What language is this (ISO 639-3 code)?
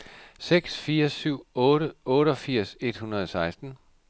dan